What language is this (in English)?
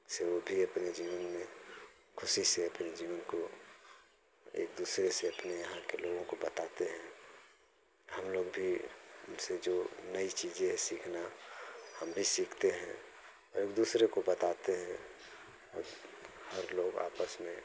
Hindi